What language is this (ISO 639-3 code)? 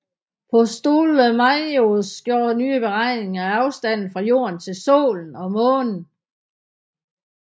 dan